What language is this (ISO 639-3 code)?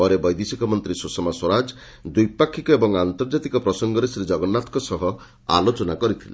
ori